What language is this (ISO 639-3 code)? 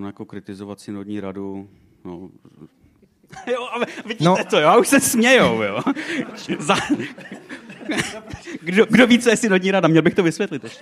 ces